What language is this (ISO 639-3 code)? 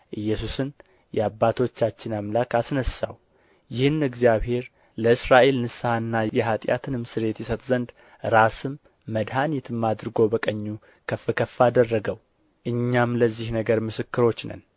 amh